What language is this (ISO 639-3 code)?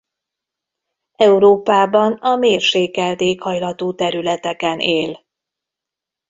hun